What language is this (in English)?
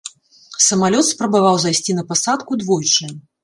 Belarusian